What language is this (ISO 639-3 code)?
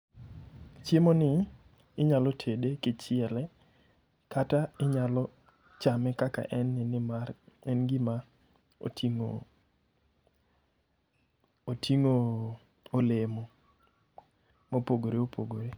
luo